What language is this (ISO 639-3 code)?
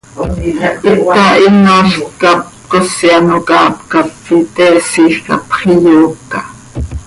sei